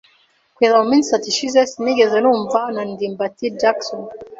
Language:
Kinyarwanda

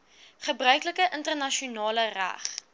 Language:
Afrikaans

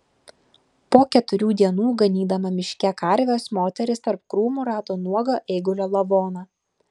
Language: Lithuanian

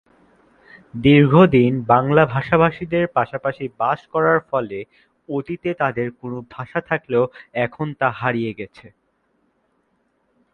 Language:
Bangla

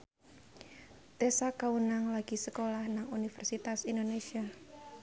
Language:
Javanese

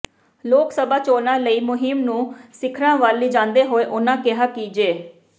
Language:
Punjabi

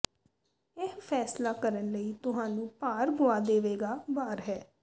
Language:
Punjabi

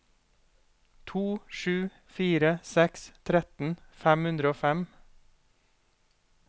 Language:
Norwegian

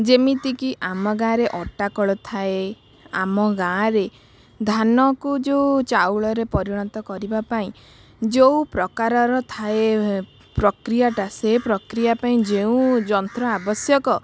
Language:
Odia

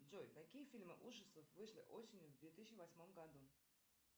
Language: Russian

